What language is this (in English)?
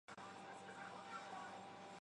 Chinese